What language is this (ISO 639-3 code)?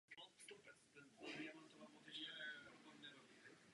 ces